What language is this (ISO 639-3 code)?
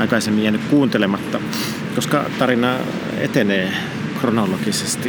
fin